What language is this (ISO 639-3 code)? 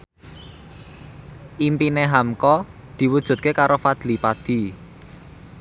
jav